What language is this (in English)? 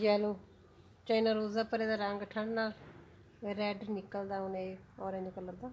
Punjabi